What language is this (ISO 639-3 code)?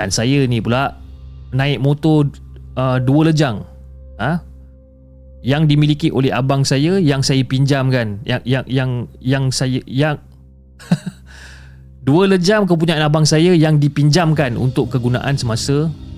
msa